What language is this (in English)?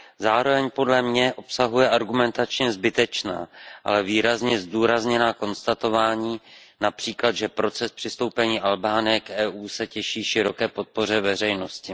Czech